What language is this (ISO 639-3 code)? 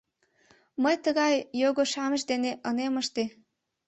chm